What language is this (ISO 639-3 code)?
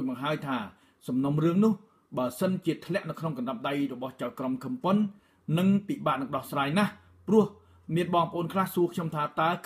tha